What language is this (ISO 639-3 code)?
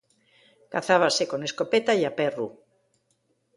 ast